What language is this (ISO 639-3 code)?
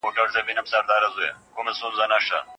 pus